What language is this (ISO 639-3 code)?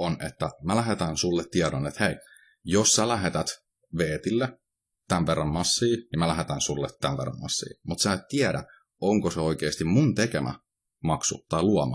fin